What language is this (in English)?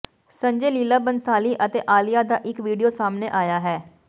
Punjabi